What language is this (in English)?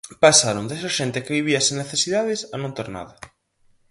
Galician